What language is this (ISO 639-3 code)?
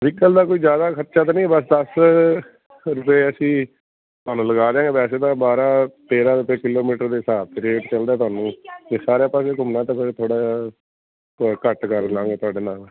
pan